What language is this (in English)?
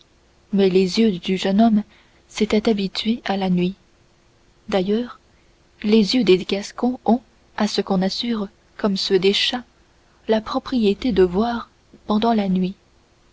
French